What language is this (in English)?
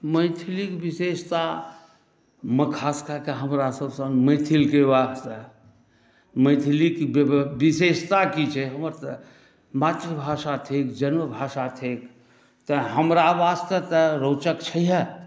Maithili